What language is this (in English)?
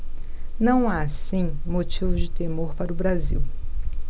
Portuguese